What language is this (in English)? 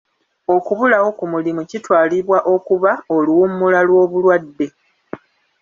Ganda